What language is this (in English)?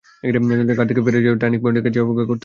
Bangla